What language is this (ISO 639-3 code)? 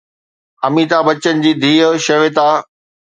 snd